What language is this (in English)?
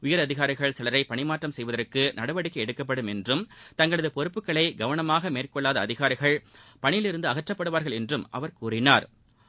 Tamil